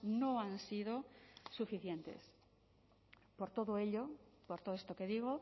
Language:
Spanish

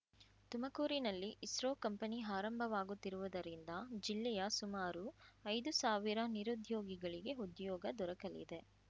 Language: Kannada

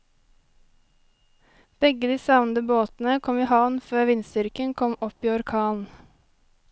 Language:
Norwegian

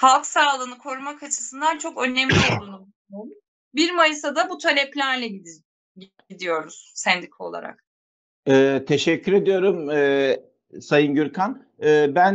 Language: Turkish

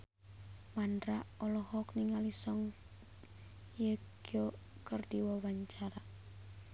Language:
Sundanese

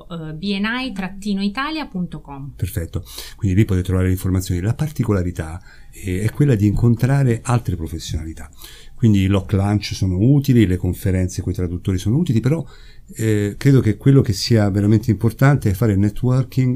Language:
Italian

